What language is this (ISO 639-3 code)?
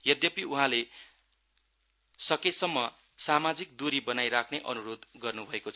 nep